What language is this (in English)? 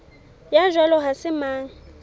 Southern Sotho